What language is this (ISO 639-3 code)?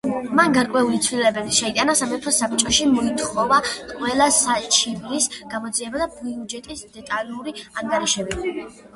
kat